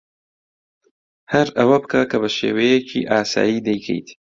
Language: Central Kurdish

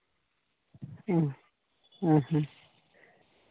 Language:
Santali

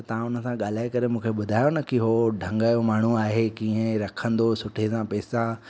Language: Sindhi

